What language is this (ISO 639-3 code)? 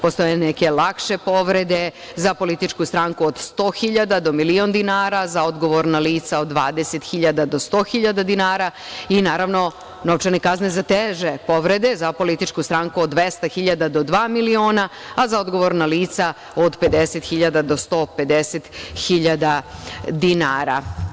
srp